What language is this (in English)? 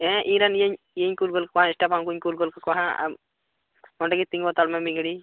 Santali